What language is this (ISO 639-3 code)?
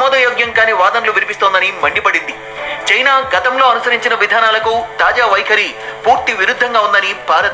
hin